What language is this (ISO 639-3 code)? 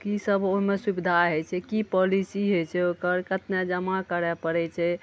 mai